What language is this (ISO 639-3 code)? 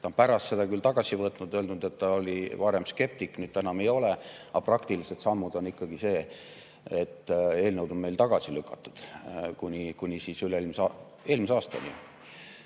est